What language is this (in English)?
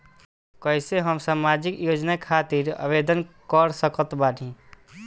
Bhojpuri